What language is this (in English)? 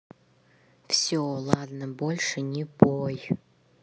Russian